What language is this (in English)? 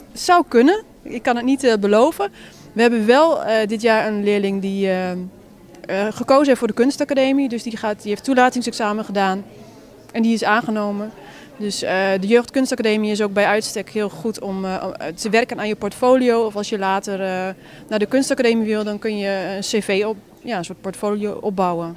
Dutch